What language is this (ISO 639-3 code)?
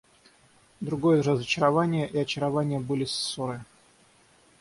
rus